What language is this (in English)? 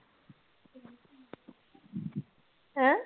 Punjabi